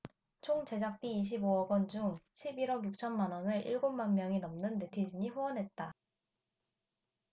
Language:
Korean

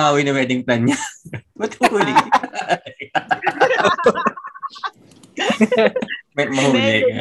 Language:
Filipino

